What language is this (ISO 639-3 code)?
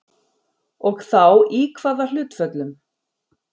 isl